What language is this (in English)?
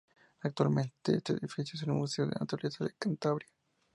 Spanish